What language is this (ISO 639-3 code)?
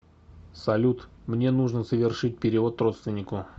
rus